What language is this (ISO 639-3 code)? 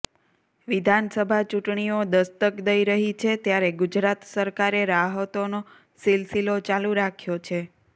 guj